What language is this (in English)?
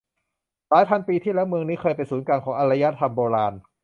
Thai